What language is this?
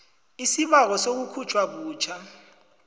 South Ndebele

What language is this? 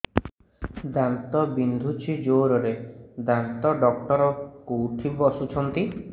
Odia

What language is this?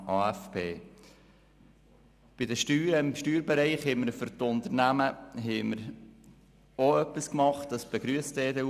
Swiss German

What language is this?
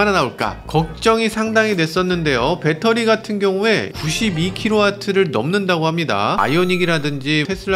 Korean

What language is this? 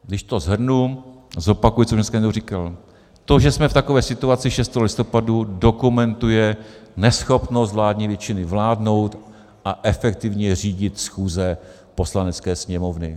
Czech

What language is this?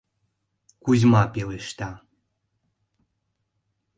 Mari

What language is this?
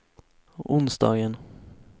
Swedish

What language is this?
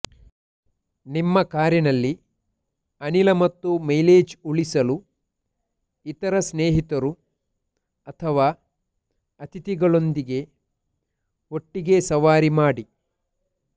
Kannada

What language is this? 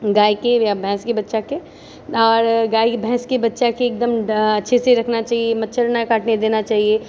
Maithili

